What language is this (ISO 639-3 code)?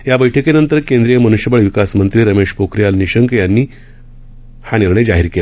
mar